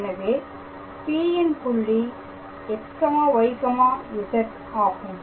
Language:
Tamil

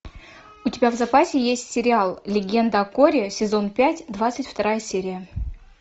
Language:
Russian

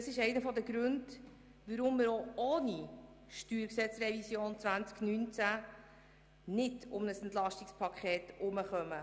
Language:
Swiss German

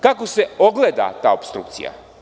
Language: Serbian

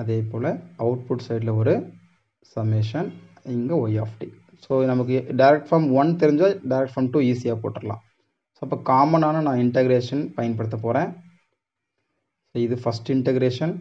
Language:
Tamil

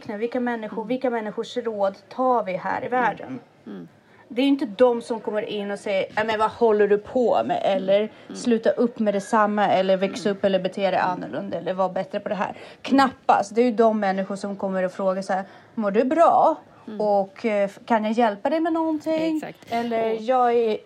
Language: Swedish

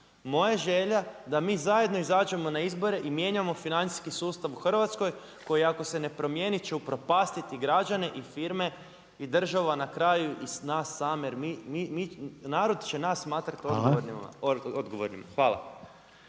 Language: Croatian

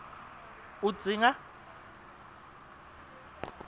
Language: Swati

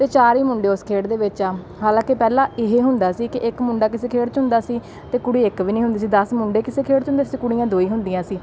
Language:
Punjabi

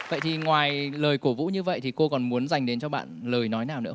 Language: Vietnamese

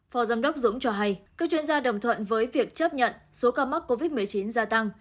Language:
Vietnamese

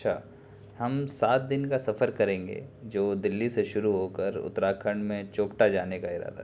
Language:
Urdu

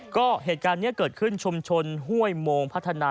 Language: Thai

